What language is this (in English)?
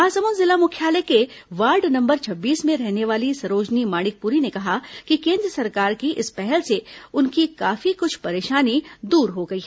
Hindi